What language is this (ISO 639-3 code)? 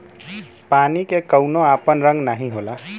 bho